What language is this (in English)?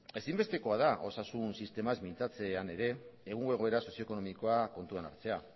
Basque